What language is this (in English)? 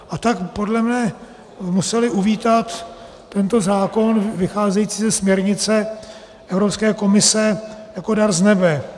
Czech